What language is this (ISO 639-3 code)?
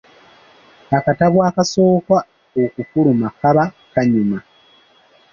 lug